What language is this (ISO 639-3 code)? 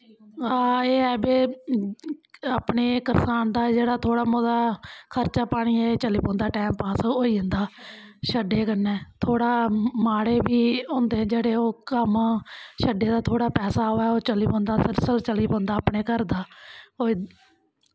doi